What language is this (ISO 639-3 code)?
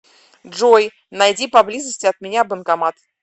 rus